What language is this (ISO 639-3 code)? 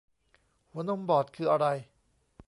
tha